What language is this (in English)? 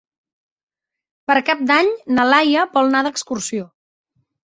Catalan